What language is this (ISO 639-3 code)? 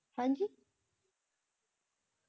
pan